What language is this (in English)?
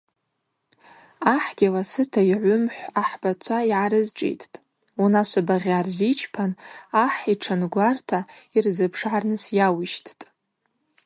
Abaza